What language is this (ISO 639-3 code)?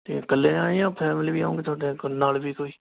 pan